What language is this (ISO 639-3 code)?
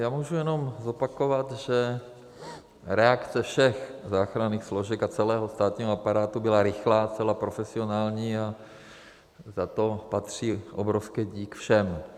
ces